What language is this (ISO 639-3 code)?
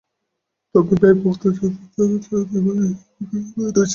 ben